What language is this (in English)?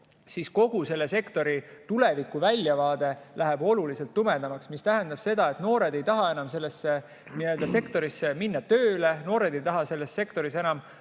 Estonian